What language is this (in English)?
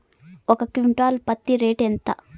Telugu